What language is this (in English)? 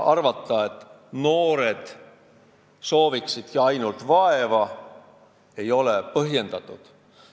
Estonian